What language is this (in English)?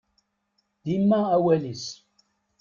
Kabyle